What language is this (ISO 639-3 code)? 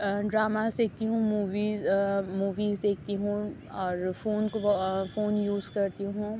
urd